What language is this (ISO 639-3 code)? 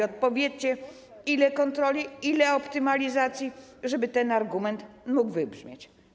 pol